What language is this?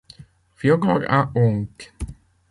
French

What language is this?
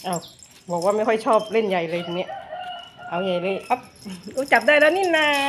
Thai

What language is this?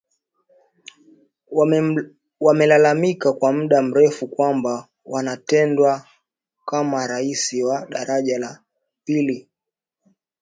Swahili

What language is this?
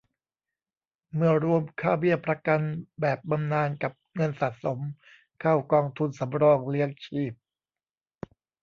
Thai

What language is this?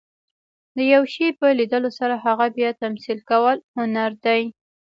Pashto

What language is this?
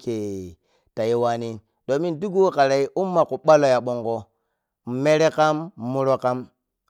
Piya-Kwonci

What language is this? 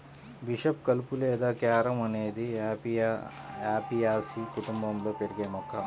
Telugu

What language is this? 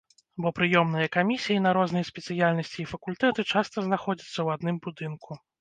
Belarusian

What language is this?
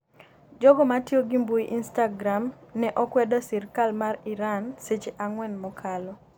Luo (Kenya and Tanzania)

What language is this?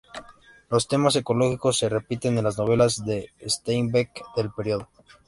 Spanish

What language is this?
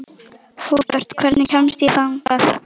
Icelandic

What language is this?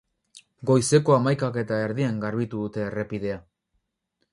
Basque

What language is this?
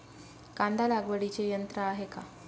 Marathi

